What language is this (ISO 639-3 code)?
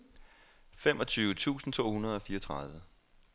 dan